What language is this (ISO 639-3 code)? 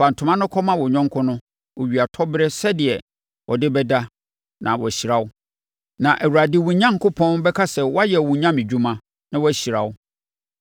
aka